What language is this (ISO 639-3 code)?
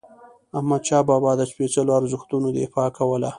pus